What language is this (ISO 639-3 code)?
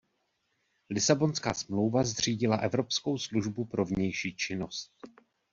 ces